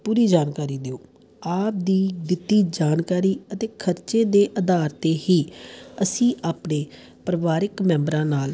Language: Punjabi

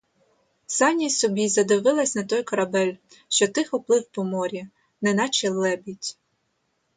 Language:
Ukrainian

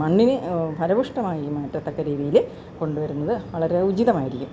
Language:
Malayalam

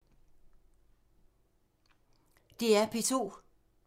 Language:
Danish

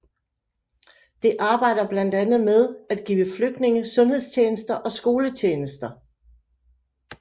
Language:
Danish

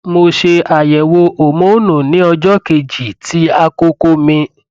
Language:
Yoruba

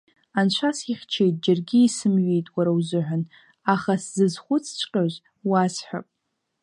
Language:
Abkhazian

